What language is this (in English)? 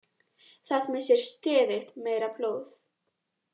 Icelandic